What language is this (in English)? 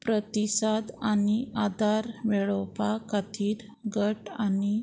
Konkani